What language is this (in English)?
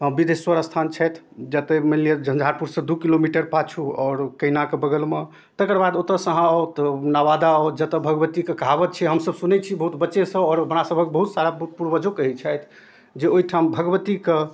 Maithili